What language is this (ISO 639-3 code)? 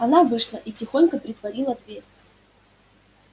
rus